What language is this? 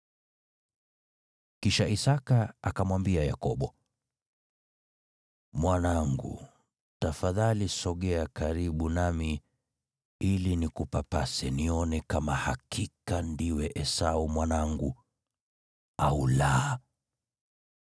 Swahili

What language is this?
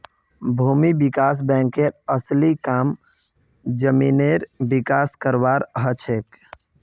Magahi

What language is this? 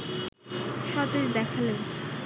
Bangla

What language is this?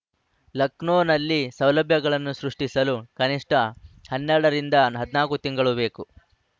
Kannada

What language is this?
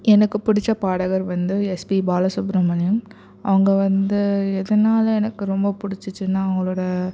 Tamil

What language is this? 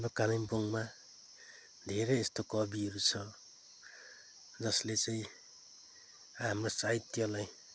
Nepali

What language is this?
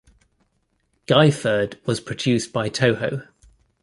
English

